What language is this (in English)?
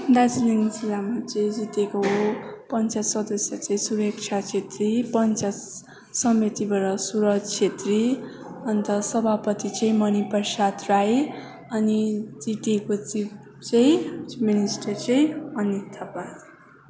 Nepali